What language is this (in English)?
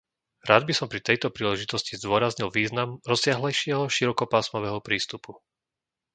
Slovak